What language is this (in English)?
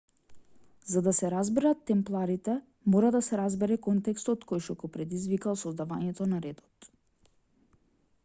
Macedonian